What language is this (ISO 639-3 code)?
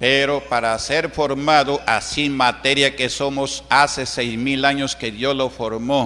spa